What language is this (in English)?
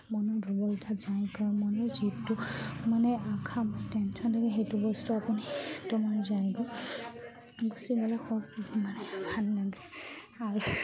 Assamese